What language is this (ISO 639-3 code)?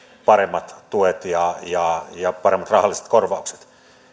fin